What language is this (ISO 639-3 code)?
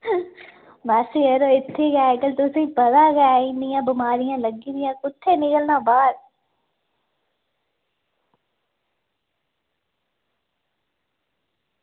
doi